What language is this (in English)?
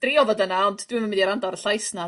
Welsh